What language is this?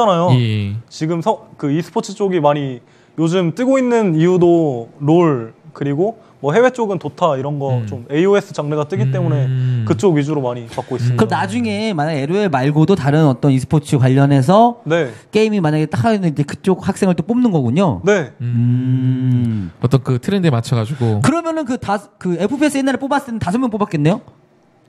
Korean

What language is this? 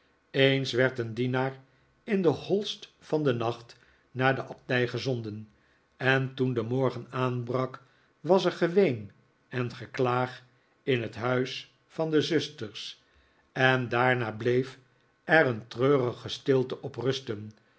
Dutch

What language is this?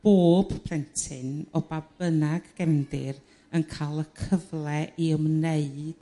Welsh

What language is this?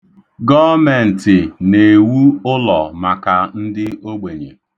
Igbo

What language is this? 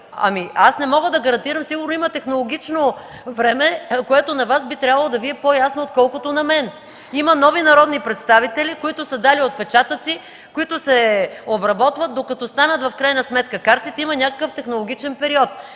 Bulgarian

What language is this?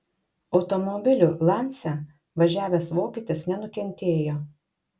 Lithuanian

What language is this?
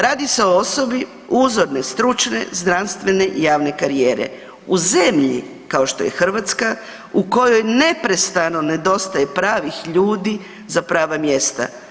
Croatian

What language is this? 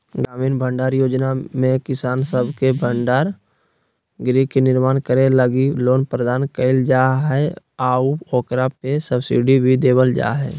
Magahi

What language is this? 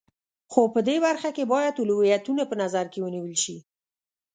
Pashto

